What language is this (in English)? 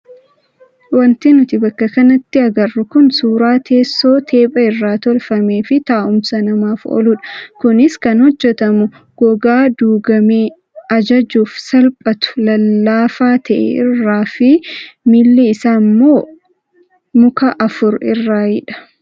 Oromo